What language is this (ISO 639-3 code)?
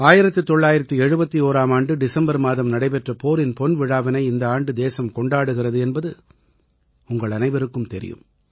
tam